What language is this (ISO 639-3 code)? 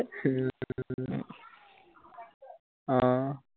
asm